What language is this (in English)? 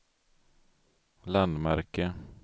Swedish